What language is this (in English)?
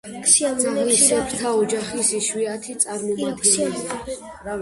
Georgian